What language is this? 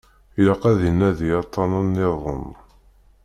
Kabyle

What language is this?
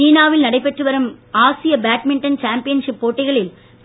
Tamil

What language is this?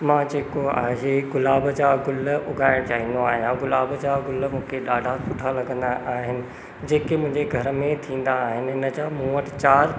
Sindhi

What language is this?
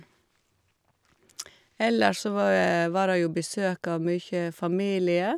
Norwegian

